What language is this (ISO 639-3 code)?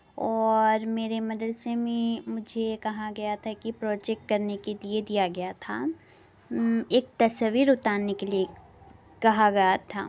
urd